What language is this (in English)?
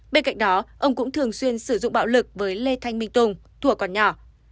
Vietnamese